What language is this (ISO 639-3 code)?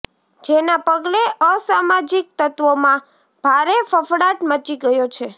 guj